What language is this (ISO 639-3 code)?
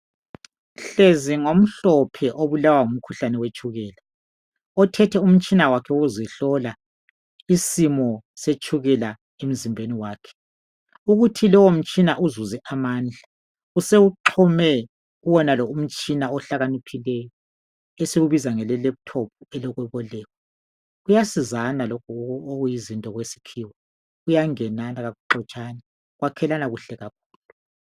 nde